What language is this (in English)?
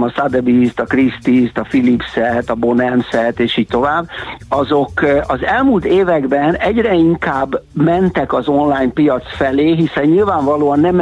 Hungarian